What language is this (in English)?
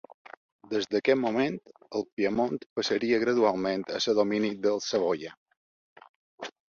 Catalan